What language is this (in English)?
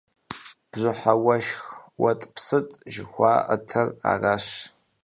Kabardian